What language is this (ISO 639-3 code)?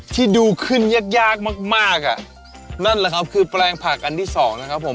tha